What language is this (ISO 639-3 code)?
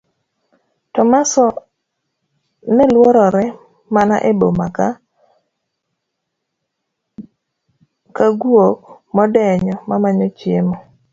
luo